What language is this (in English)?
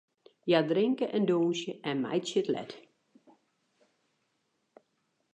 Western Frisian